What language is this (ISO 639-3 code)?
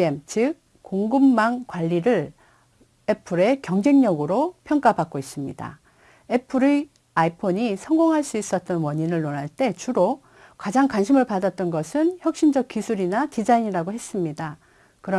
kor